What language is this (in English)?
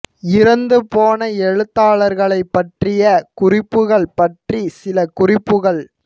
Tamil